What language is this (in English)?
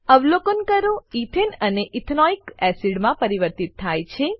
Gujarati